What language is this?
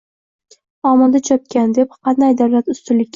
Uzbek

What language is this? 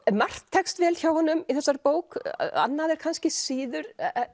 Icelandic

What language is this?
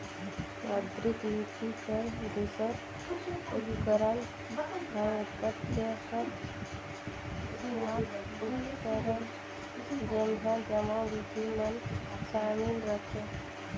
Chhattisgarhi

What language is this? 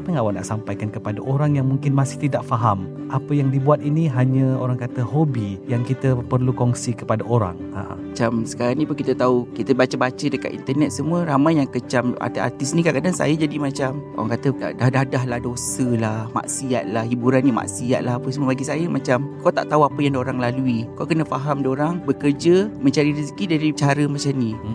Malay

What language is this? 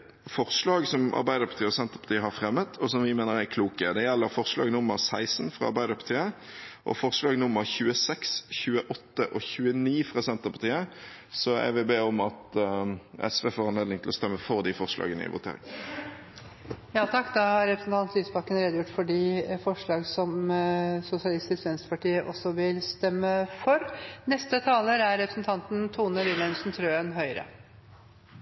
Norwegian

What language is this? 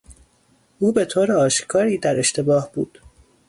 Persian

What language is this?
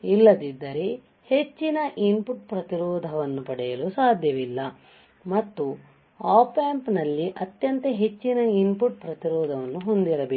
Kannada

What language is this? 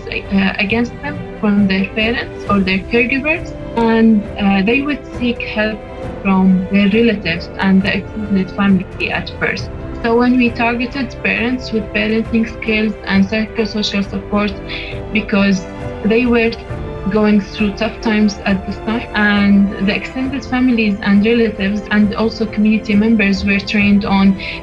English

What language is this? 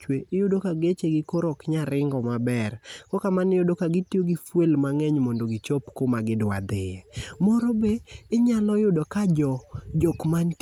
Luo (Kenya and Tanzania)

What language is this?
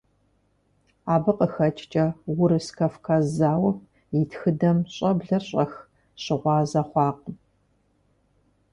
Kabardian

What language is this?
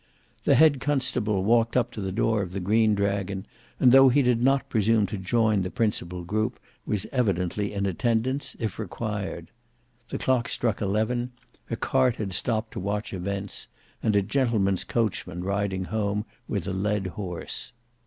English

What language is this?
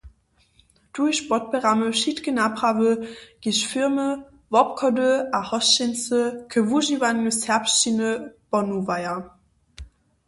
Upper Sorbian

